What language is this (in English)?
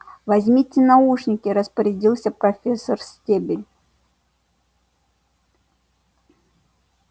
Russian